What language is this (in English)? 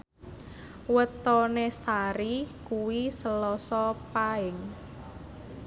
Javanese